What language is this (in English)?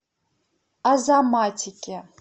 Russian